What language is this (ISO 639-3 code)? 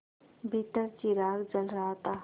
hin